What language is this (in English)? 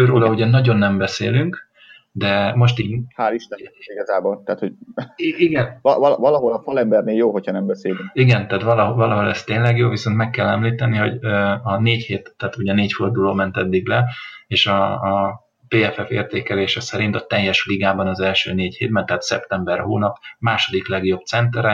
Hungarian